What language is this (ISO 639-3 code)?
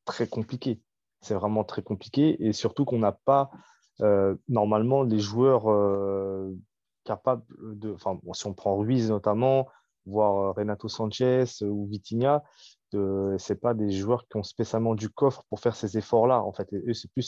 fra